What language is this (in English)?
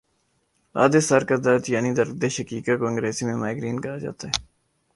Urdu